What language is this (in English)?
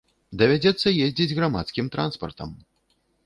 Belarusian